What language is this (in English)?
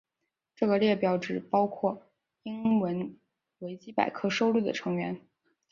Chinese